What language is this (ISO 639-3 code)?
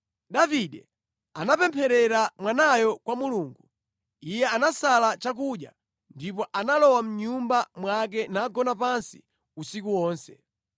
nya